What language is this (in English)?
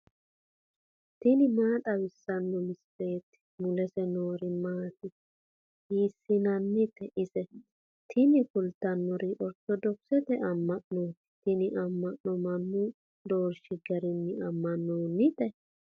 Sidamo